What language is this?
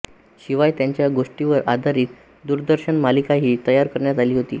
Marathi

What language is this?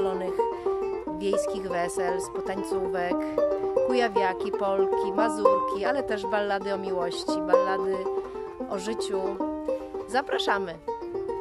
Polish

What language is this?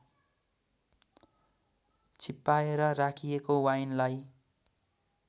Nepali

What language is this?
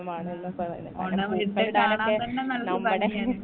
Malayalam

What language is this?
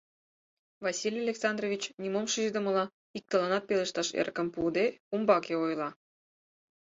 Mari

